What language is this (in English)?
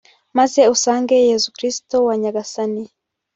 Kinyarwanda